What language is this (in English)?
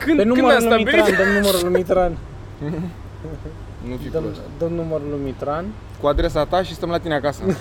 Romanian